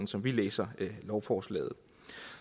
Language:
Danish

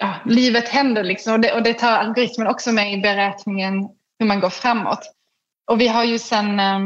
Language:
Swedish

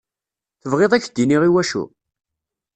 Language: Kabyle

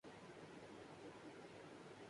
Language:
Urdu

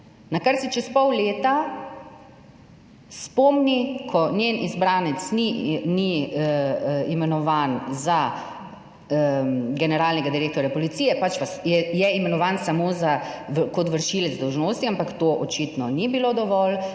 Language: Slovenian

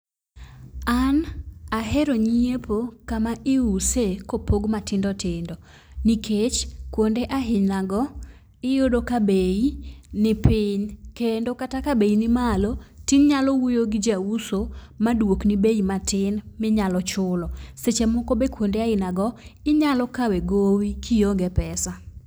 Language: Luo (Kenya and Tanzania)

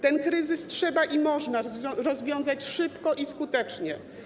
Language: Polish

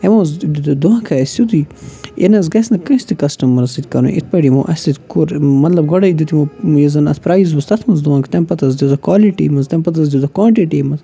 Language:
Kashmiri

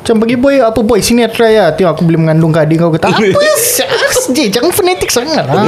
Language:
Malay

